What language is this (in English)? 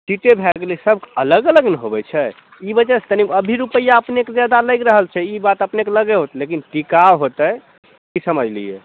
Maithili